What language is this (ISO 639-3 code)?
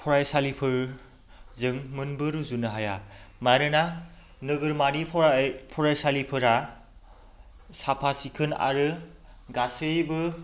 brx